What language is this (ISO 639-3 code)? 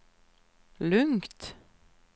swe